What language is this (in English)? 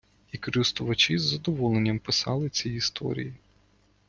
Ukrainian